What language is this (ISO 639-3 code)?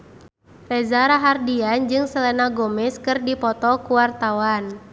sun